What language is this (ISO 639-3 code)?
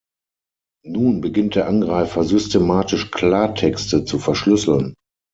deu